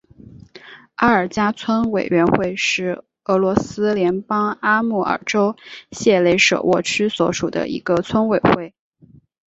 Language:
Chinese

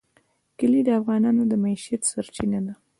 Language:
Pashto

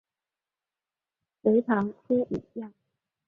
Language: Chinese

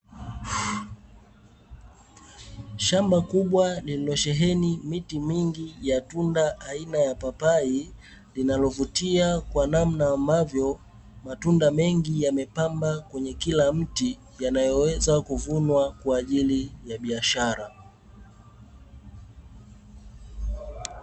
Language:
Swahili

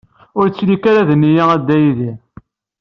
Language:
Kabyle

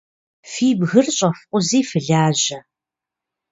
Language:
Kabardian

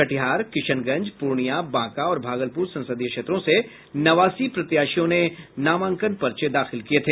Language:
Hindi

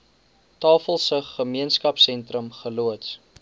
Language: Afrikaans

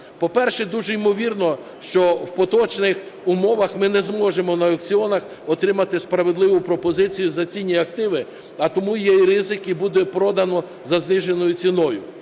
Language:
Ukrainian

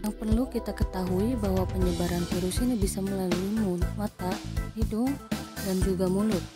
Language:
Indonesian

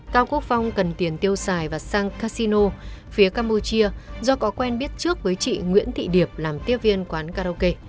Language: Vietnamese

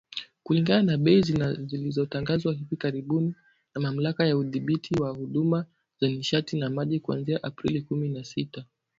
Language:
Swahili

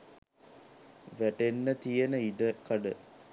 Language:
Sinhala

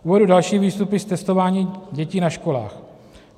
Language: Czech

